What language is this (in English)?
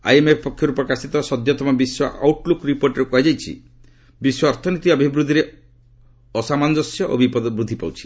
Odia